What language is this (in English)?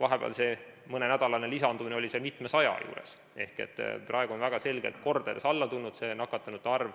Estonian